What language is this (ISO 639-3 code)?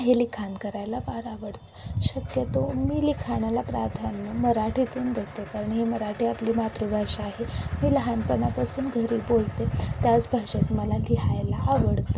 mar